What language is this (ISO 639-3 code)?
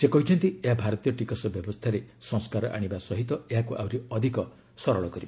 ori